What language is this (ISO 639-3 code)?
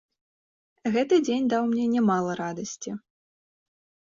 bel